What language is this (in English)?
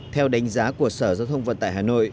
Vietnamese